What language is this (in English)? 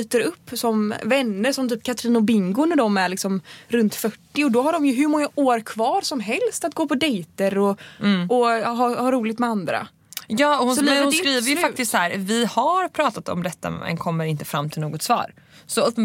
Swedish